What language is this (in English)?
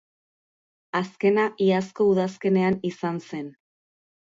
Basque